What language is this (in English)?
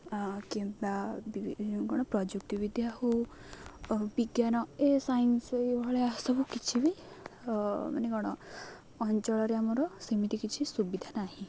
Odia